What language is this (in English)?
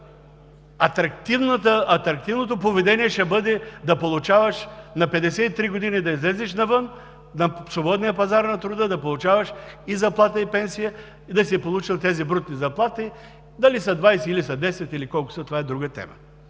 Bulgarian